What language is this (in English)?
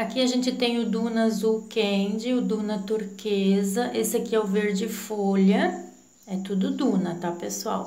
Portuguese